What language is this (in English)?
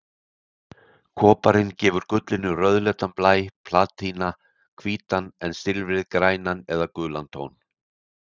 Icelandic